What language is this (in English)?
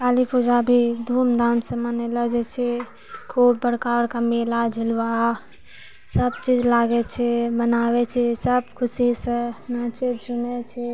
Maithili